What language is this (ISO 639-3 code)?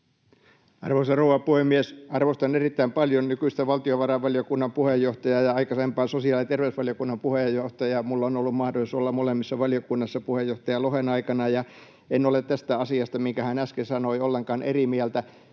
fin